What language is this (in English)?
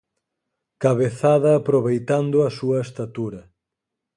Galician